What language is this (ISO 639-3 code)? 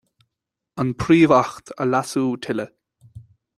gle